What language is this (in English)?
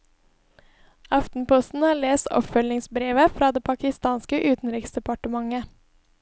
Norwegian